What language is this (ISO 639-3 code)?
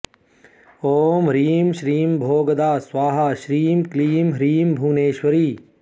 san